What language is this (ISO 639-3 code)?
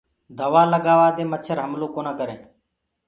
ggg